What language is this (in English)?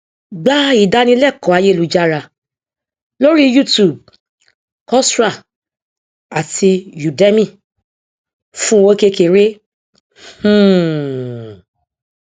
Yoruba